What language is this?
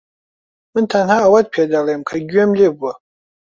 Central Kurdish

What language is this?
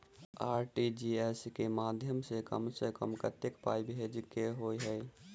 Maithili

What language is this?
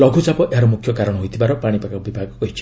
Odia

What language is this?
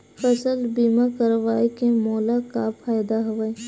Chhattisgarhi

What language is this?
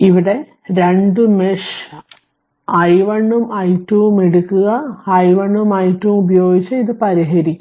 Malayalam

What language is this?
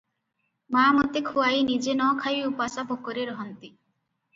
Odia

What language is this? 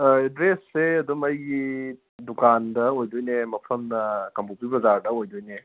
Manipuri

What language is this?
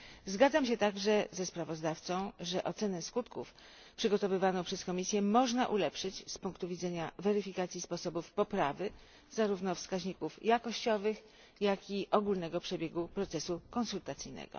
Polish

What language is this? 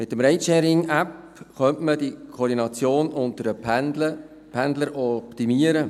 Swiss German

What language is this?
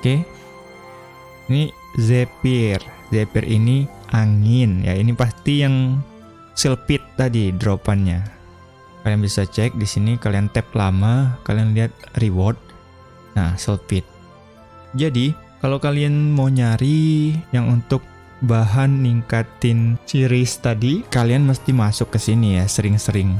Indonesian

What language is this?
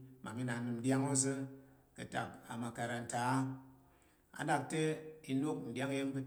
Tarok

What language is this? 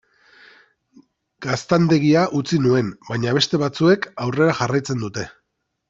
Basque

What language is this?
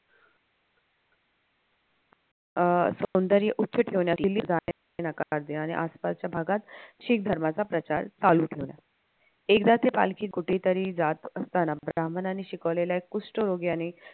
Marathi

